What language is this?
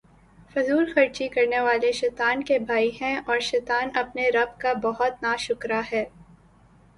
Urdu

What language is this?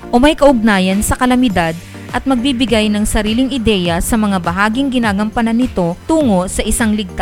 Filipino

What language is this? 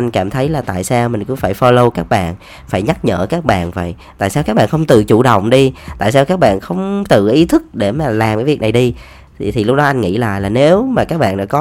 Vietnamese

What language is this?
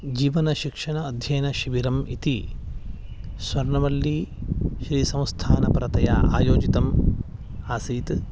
Sanskrit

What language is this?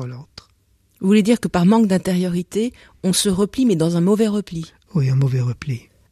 French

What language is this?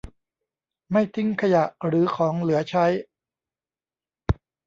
Thai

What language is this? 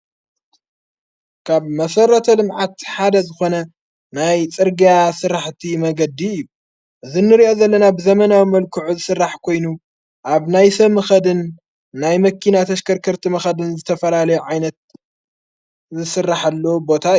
Tigrinya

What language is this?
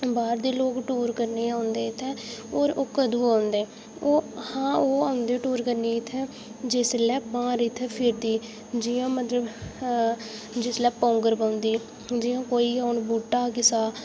Dogri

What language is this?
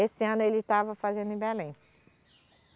Portuguese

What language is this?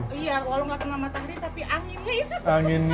Indonesian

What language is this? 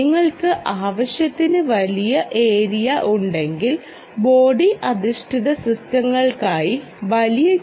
Malayalam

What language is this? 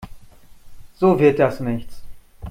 German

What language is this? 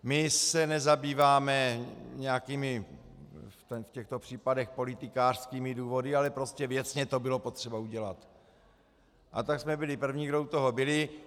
Czech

